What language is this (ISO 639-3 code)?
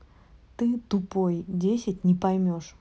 rus